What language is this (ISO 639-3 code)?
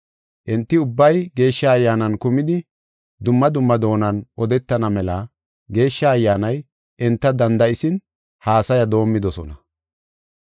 gof